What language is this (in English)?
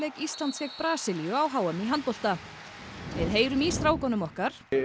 Icelandic